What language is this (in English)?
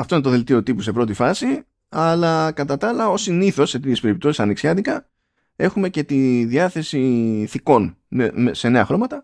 Greek